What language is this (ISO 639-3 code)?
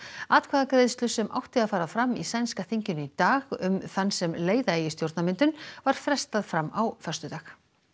isl